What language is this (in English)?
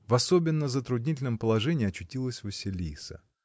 Russian